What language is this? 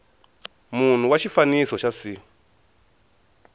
Tsonga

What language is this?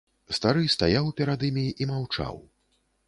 Belarusian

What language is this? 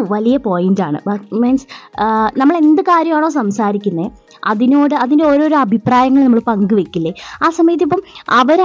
Malayalam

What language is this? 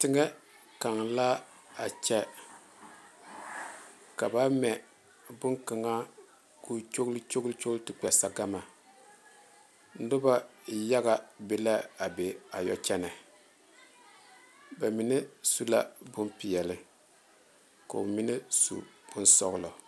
Southern Dagaare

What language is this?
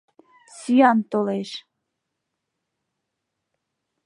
Mari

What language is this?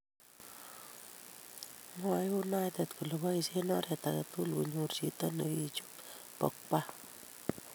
Kalenjin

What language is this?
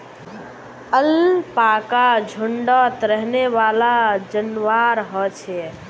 Magahi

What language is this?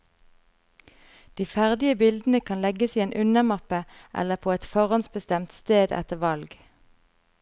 Norwegian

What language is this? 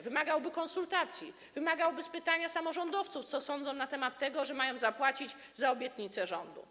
Polish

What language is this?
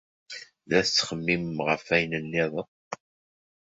Kabyle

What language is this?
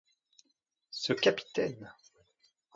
French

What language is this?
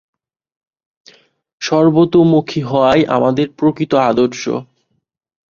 Bangla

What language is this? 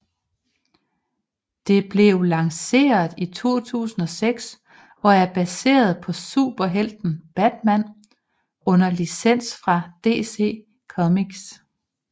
Danish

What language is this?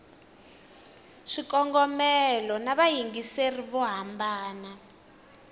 Tsonga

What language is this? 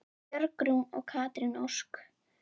Icelandic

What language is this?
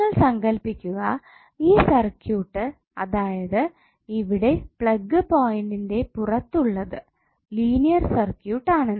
Malayalam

